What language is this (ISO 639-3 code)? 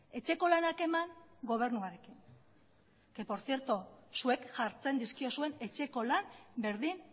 eus